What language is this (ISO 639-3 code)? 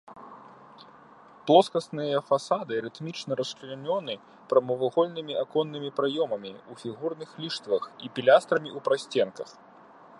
bel